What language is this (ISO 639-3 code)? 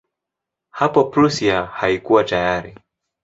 swa